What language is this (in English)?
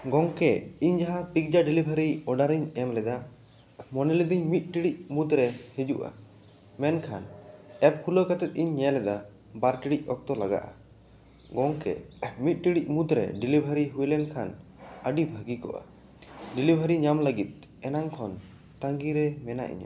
Santali